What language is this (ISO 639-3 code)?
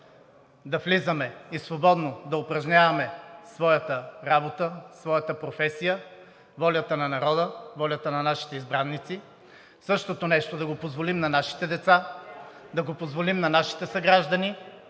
bul